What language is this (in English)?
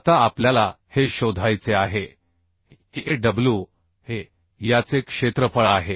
Marathi